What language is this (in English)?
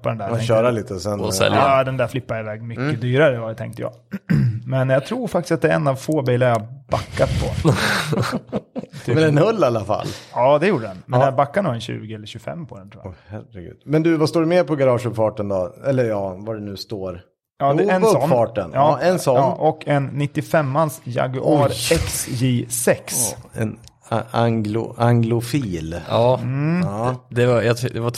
Swedish